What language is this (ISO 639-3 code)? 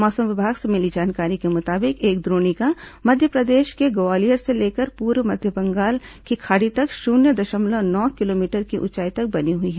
hin